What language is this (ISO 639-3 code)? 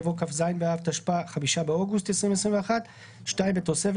heb